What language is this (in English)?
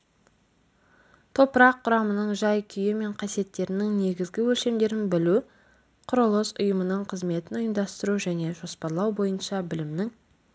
Kazakh